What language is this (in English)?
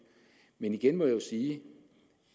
Danish